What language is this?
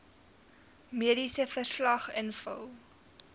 Afrikaans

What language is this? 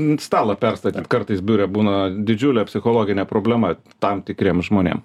Lithuanian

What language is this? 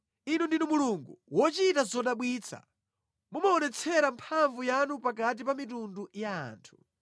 Nyanja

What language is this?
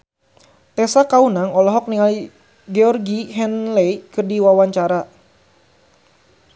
Sundanese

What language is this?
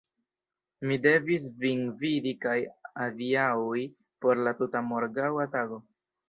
Esperanto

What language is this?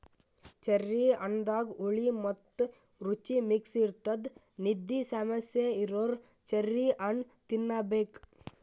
Kannada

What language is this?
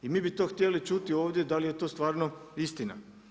Croatian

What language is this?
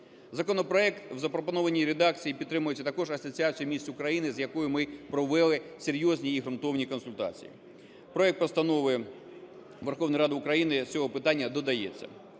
Ukrainian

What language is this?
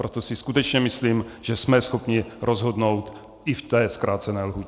Czech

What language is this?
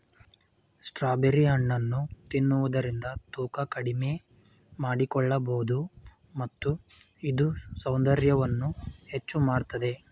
Kannada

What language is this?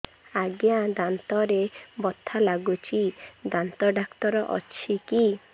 Odia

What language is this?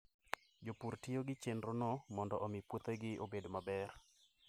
Luo (Kenya and Tanzania)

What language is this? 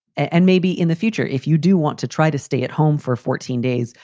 English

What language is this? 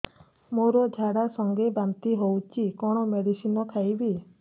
Odia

